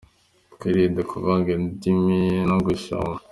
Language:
Kinyarwanda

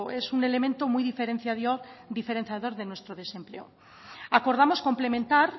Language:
Spanish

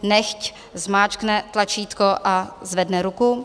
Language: Czech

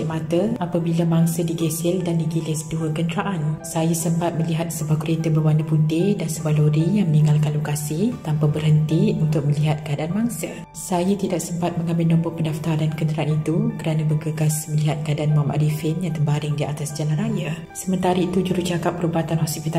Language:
Malay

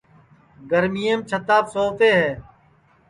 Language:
Sansi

